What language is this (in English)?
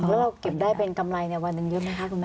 Thai